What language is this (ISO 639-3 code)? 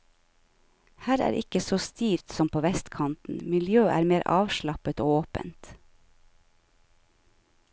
nor